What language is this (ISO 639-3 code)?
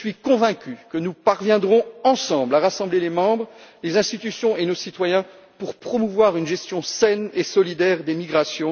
fra